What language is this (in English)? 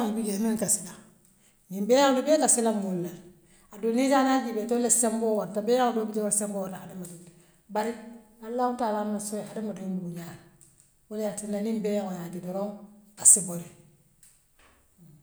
Western Maninkakan